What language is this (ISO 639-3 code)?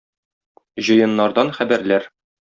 tat